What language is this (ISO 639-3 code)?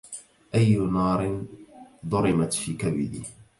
ara